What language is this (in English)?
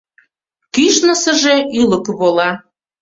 Mari